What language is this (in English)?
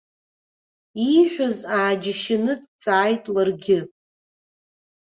Abkhazian